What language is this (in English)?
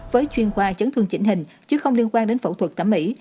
Vietnamese